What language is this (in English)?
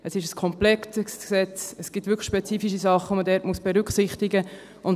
Swiss German